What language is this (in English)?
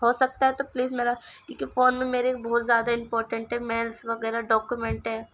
Urdu